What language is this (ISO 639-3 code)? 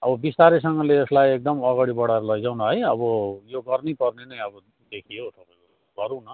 nep